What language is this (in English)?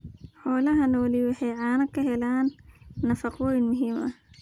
Somali